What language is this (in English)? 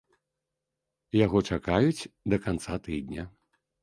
Belarusian